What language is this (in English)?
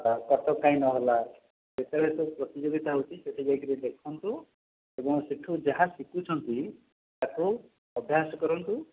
Odia